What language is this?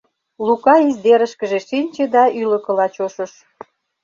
Mari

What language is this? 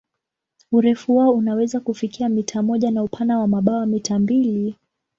Swahili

